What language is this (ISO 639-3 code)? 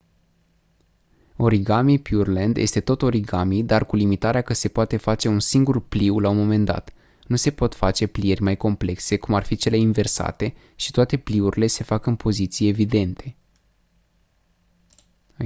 ron